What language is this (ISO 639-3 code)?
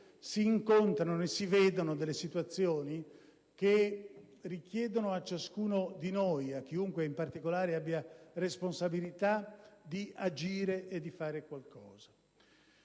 ita